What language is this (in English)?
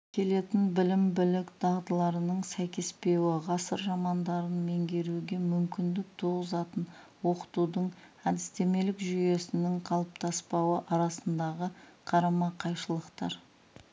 Kazakh